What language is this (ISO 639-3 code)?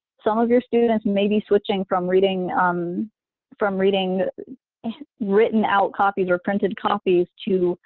eng